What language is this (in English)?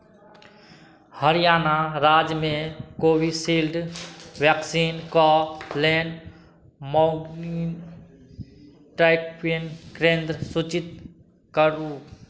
Maithili